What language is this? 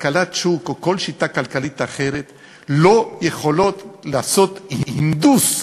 Hebrew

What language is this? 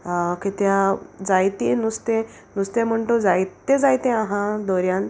Konkani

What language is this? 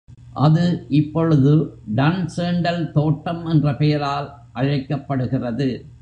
Tamil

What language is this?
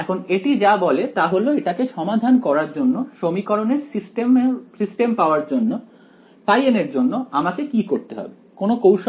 Bangla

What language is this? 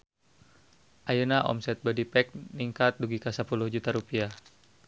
Sundanese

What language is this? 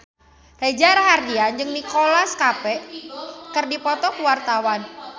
Sundanese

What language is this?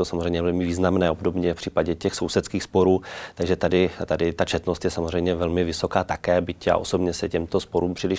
Czech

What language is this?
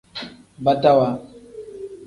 Tem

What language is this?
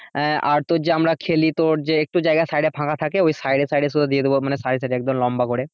Bangla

